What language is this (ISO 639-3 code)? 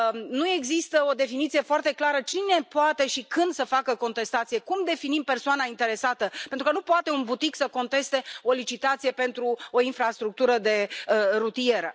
ron